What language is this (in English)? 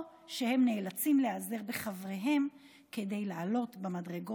Hebrew